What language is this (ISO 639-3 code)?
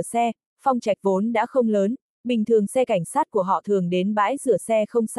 vie